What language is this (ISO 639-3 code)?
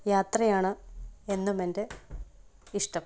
mal